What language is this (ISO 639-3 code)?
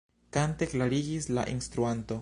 epo